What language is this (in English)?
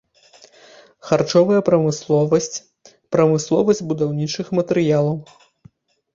Belarusian